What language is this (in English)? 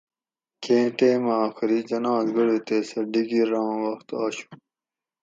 Gawri